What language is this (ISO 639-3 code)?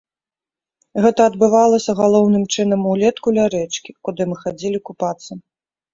bel